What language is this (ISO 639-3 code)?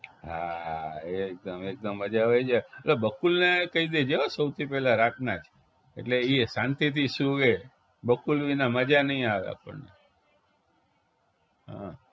guj